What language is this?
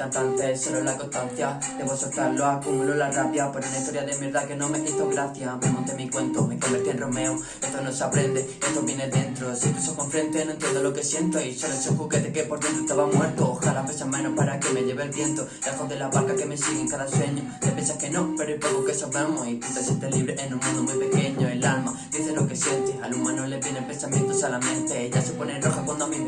Spanish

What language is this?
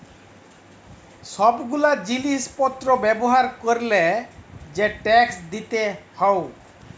Bangla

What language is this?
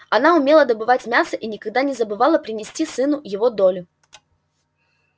Russian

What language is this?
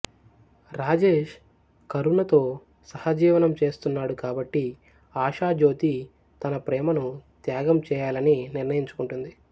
Telugu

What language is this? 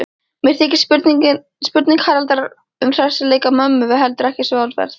Icelandic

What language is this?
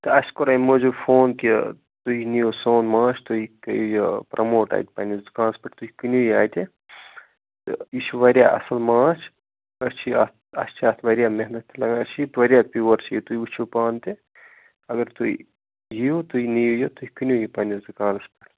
Kashmiri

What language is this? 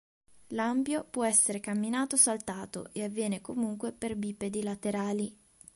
Italian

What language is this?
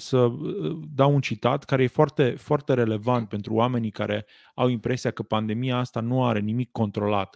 Romanian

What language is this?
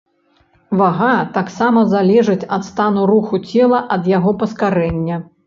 Belarusian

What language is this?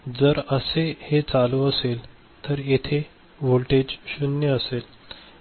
Marathi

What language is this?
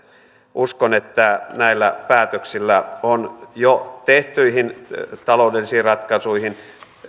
Finnish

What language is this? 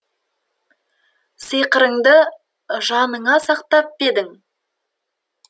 Kazakh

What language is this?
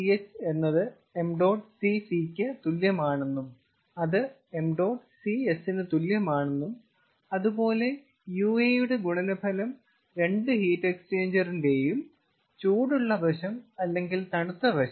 Malayalam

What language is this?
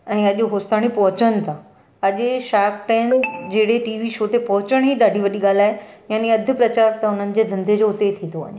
Sindhi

